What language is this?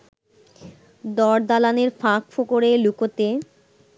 Bangla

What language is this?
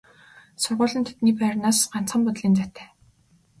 Mongolian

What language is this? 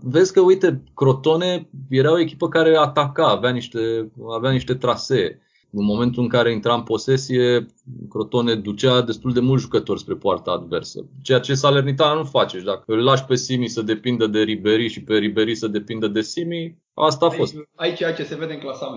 Romanian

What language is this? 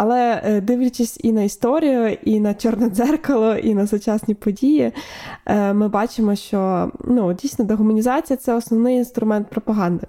Ukrainian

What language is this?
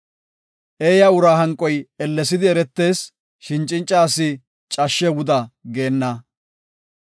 Gofa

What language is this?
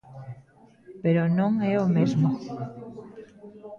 Galician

